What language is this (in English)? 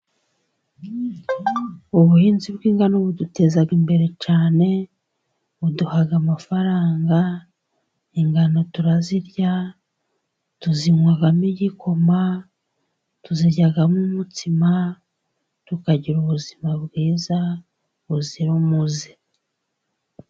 Kinyarwanda